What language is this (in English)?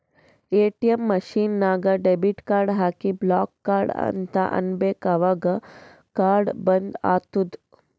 Kannada